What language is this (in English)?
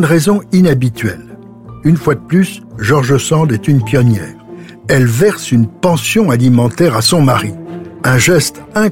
French